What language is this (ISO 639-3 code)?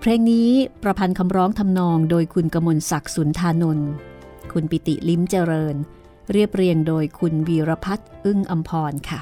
tha